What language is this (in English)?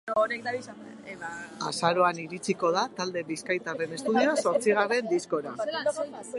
Basque